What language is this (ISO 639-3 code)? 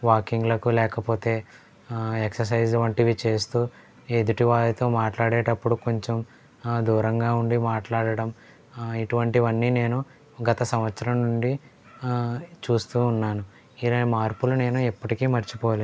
tel